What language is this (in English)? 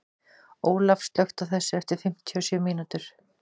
Icelandic